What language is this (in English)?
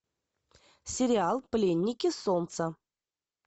Russian